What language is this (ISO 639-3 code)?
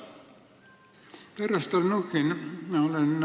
est